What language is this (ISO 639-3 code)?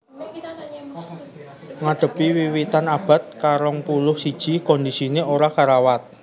jav